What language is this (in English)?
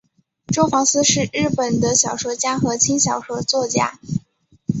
Chinese